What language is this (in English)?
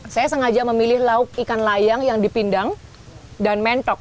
Indonesian